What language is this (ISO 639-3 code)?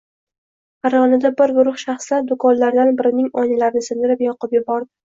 uzb